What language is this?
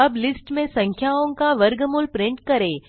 Hindi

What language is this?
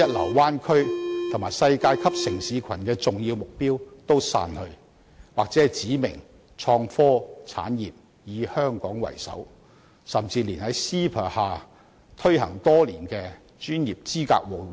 Cantonese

